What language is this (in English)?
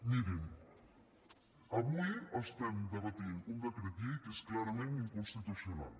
Catalan